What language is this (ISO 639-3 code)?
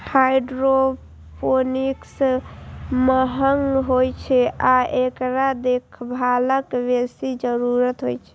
mai